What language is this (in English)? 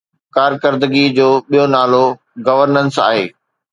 Sindhi